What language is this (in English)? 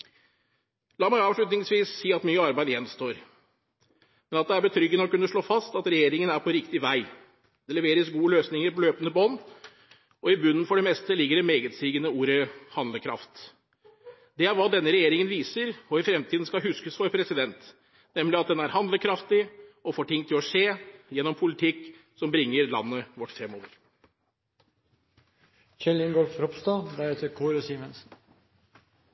Norwegian Bokmål